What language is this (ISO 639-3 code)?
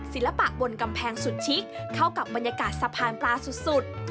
tha